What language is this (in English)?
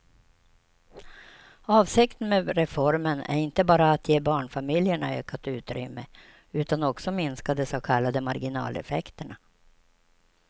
Swedish